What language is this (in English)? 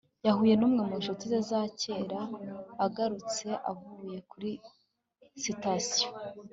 Kinyarwanda